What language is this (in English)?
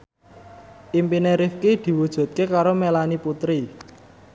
Javanese